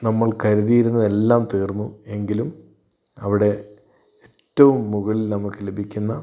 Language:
Malayalam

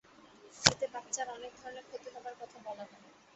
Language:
Bangla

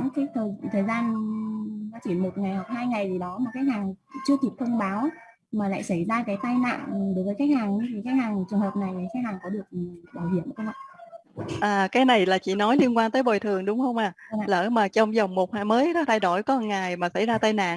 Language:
Vietnamese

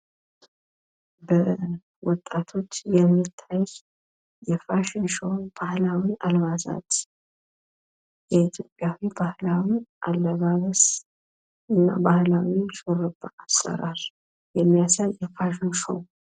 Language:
Amharic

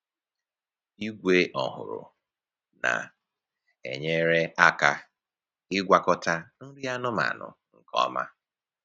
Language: Igbo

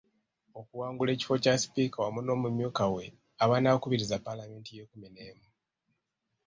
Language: Ganda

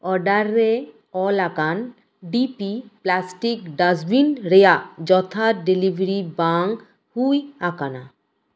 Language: Santali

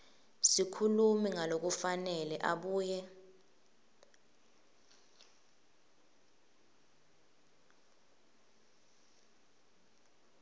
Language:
Swati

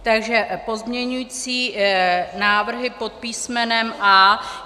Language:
Czech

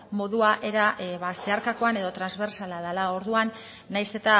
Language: Basque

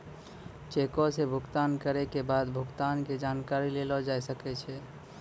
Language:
Maithili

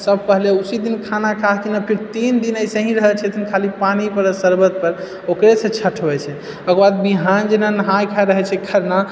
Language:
Maithili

